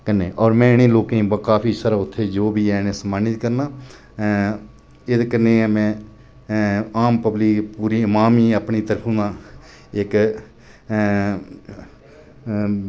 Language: Dogri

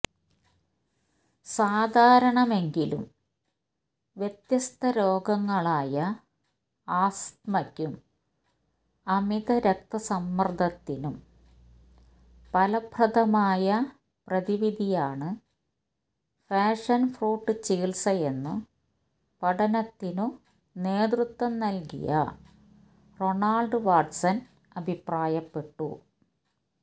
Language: Malayalam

